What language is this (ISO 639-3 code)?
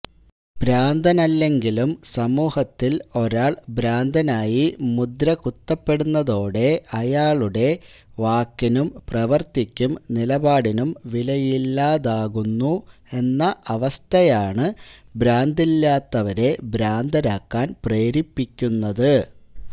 mal